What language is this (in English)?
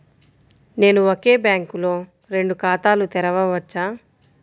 Telugu